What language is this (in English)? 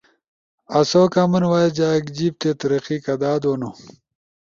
Ushojo